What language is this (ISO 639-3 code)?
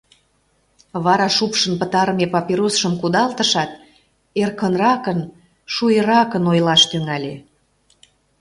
chm